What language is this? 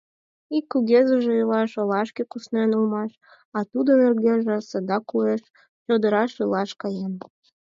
Mari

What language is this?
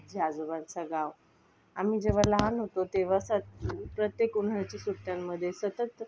Marathi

